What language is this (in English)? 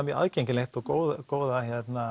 Icelandic